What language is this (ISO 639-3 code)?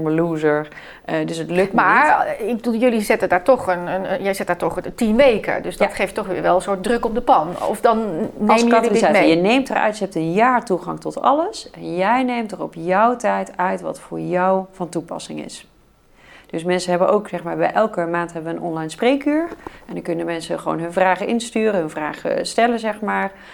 nld